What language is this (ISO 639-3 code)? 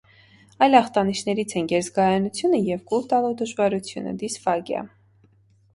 hye